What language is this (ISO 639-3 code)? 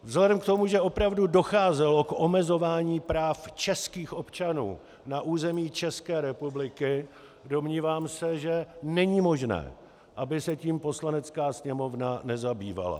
ces